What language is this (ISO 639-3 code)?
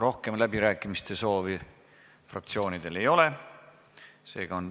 est